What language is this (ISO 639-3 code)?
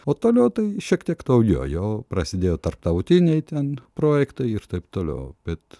lit